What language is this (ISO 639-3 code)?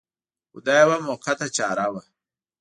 pus